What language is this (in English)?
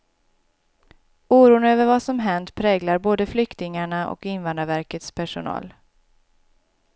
Swedish